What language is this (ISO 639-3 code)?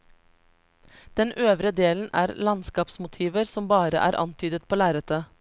nor